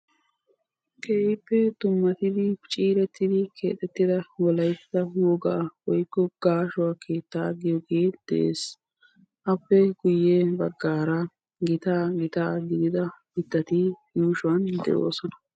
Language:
Wolaytta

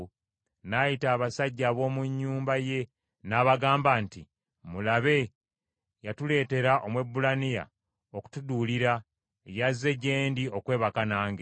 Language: Ganda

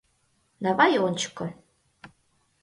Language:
Mari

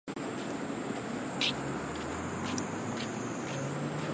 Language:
Chinese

